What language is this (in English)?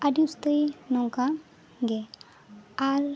Santali